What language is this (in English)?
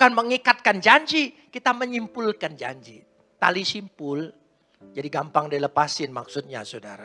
Indonesian